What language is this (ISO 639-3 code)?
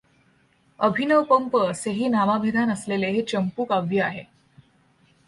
mar